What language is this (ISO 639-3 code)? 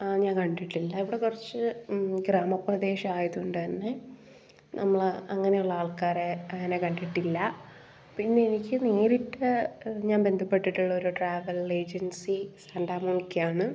mal